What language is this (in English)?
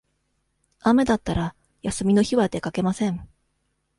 Japanese